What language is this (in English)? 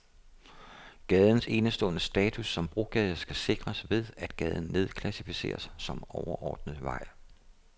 Danish